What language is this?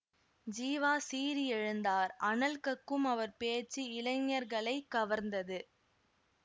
Tamil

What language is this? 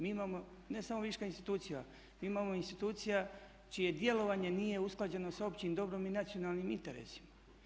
Croatian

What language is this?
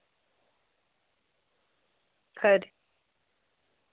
Dogri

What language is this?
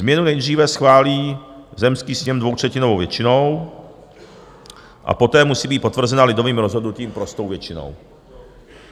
Czech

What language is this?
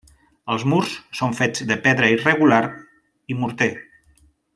Catalan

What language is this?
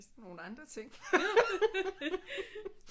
Danish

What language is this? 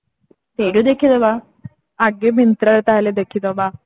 Odia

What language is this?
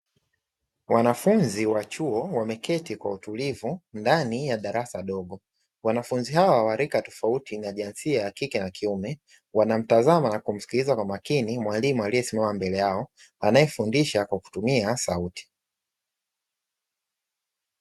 Swahili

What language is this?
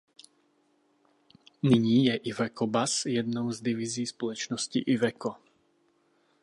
Czech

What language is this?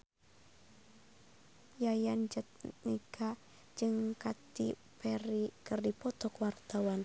Sundanese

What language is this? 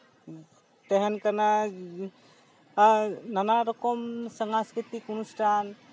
Santali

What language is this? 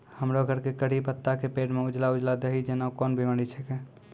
Maithili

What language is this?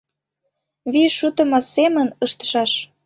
Mari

